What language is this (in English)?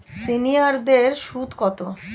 Bangla